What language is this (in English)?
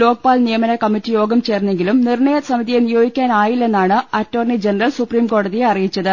Malayalam